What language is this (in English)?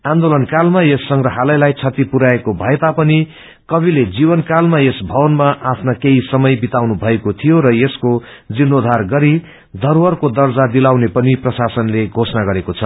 Nepali